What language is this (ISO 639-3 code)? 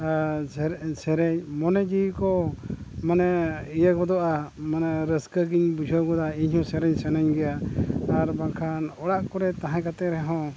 sat